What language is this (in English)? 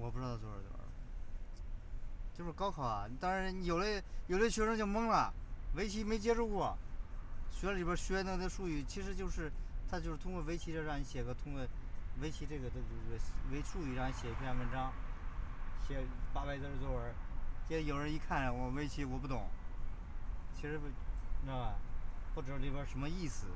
Chinese